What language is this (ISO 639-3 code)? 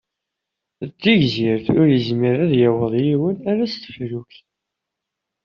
kab